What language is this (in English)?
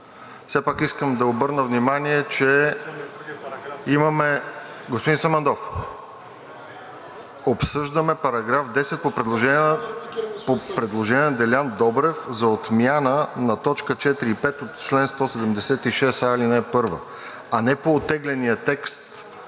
Bulgarian